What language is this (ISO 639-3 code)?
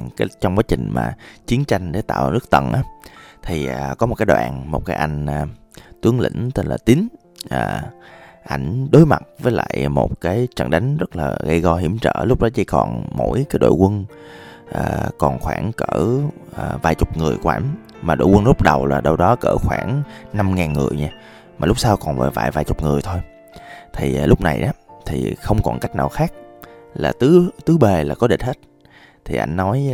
vie